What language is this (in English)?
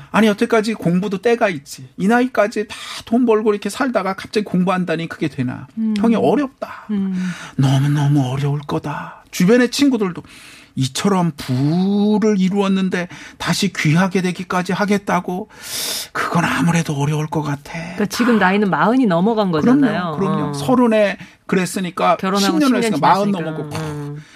Korean